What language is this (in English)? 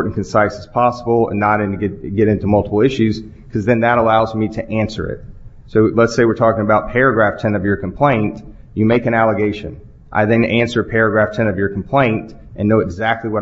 English